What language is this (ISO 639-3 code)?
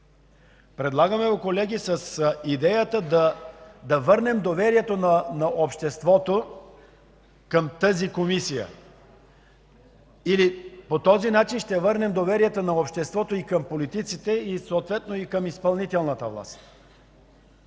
bul